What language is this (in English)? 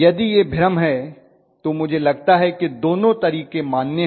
Hindi